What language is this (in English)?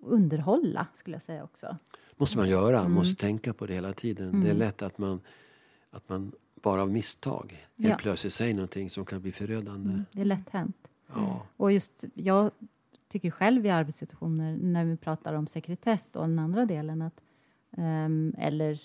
Swedish